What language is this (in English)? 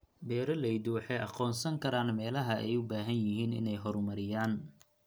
Somali